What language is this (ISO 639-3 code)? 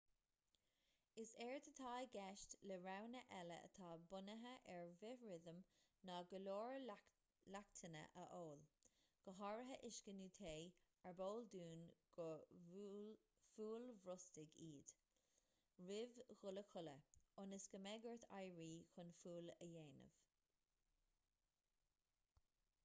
gle